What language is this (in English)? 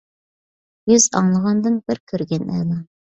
Uyghur